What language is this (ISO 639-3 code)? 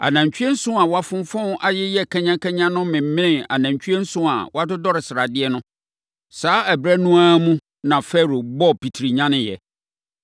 aka